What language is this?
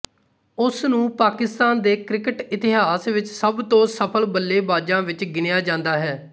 Punjabi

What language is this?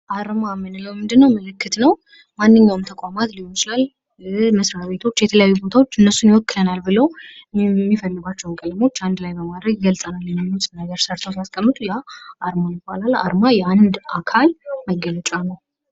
Amharic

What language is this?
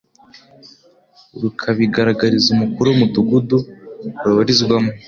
Kinyarwanda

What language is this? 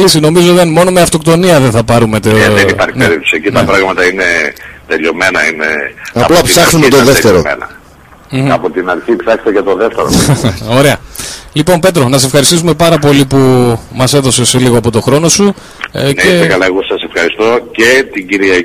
Greek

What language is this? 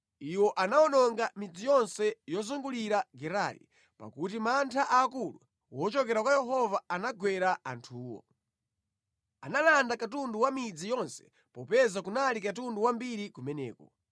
Nyanja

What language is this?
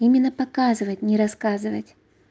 Russian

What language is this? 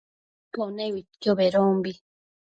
Matsés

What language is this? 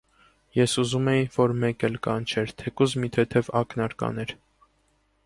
Armenian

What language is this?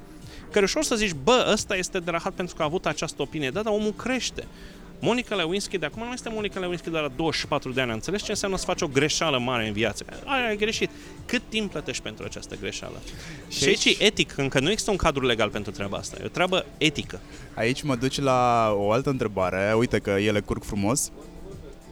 Romanian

